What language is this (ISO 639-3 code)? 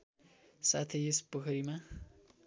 nep